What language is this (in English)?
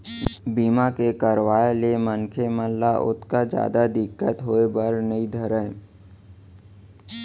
Chhattisgarhi